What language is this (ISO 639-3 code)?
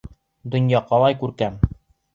bak